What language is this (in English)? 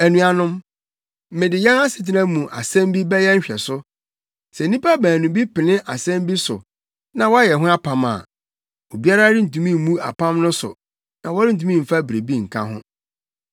Akan